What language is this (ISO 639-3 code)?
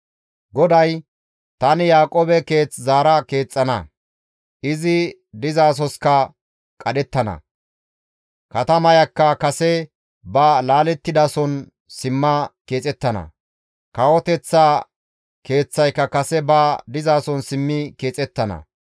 gmv